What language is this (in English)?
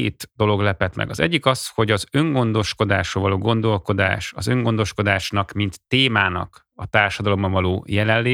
Hungarian